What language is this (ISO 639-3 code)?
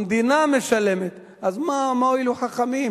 heb